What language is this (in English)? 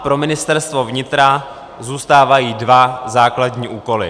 Czech